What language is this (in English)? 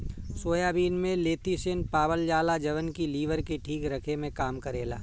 Bhojpuri